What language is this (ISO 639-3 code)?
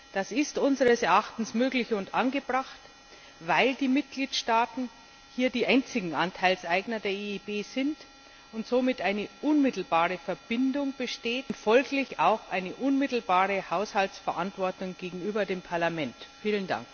deu